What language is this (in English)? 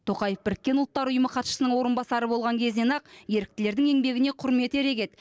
Kazakh